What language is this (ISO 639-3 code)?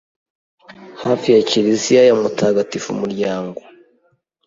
kin